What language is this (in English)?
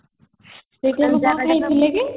Odia